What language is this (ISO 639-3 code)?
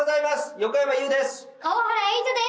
jpn